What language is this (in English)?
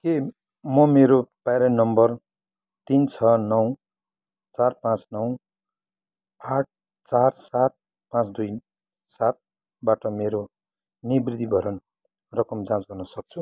Nepali